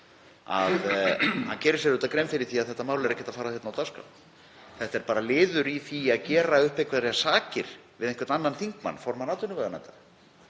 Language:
Icelandic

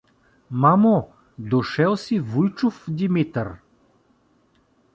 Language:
Bulgarian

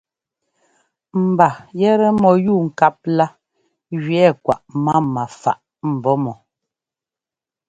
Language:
Ngomba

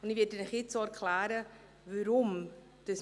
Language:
Swiss German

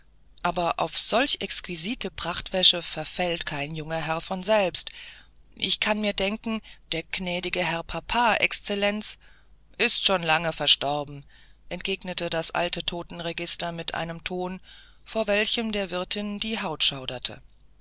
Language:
German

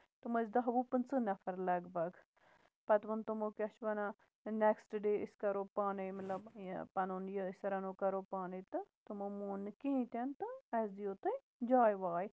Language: Kashmiri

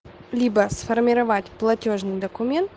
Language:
Russian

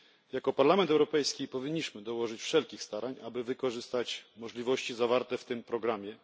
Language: Polish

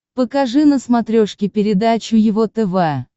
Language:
Russian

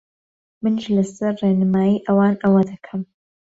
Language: Central Kurdish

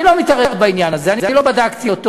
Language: Hebrew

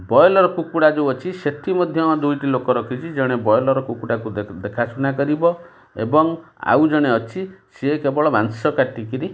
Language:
Odia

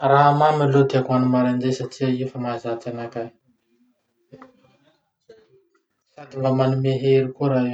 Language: Masikoro Malagasy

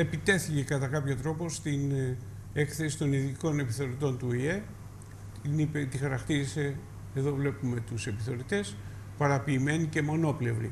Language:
Greek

